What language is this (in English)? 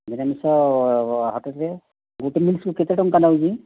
Odia